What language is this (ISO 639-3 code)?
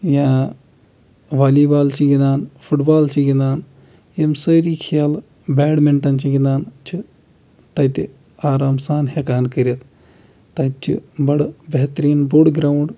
kas